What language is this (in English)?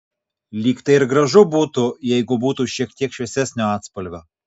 Lithuanian